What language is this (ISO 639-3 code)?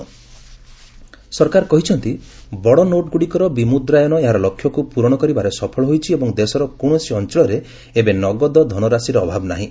ori